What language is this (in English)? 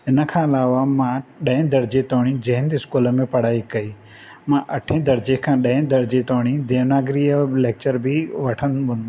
Sindhi